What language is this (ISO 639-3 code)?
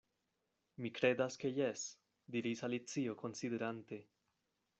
epo